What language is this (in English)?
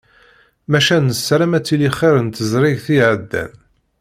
Kabyle